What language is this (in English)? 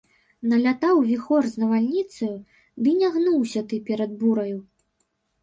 Belarusian